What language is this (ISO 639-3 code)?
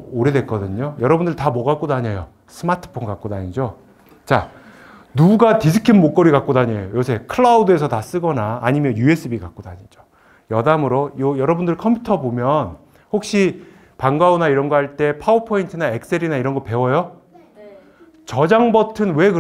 kor